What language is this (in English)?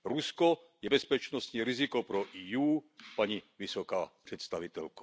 Czech